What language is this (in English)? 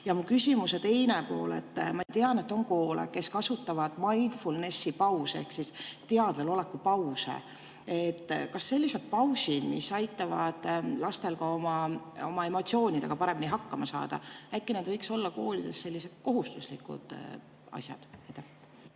Estonian